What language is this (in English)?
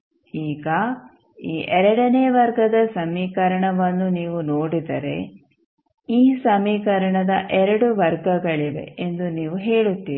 Kannada